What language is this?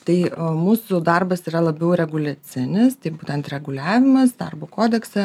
Lithuanian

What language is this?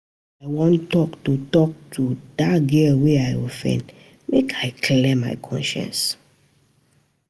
Nigerian Pidgin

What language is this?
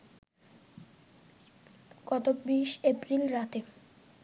Bangla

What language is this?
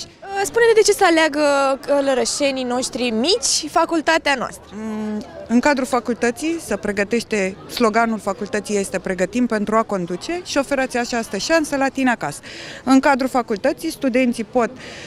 Romanian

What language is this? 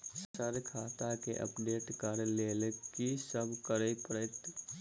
Maithili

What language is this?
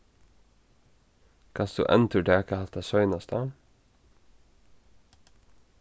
Faroese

